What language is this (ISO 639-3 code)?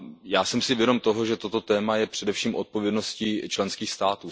ces